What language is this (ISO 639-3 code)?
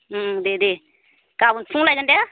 brx